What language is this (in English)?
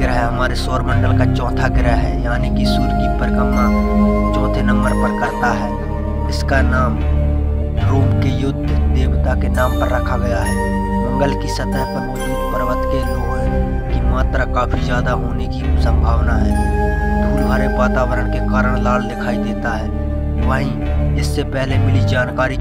Romanian